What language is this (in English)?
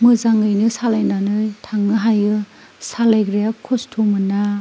Bodo